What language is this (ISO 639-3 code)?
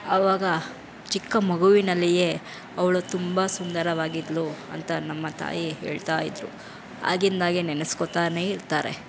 kan